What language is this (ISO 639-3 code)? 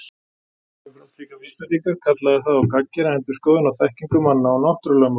isl